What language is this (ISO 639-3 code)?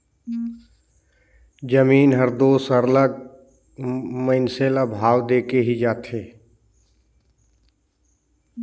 hne